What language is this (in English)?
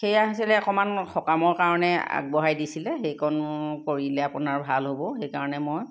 Assamese